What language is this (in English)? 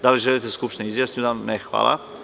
Serbian